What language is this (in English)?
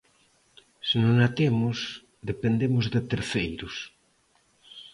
Galician